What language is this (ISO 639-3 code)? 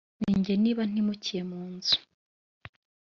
kin